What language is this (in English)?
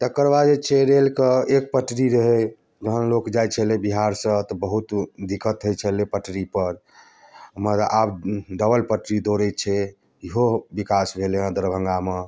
Maithili